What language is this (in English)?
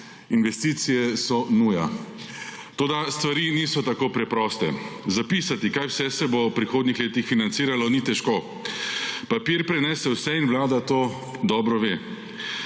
Slovenian